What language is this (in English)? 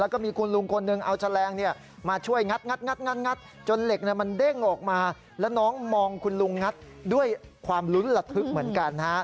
Thai